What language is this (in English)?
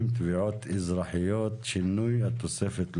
Hebrew